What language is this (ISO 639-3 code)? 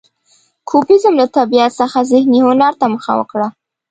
pus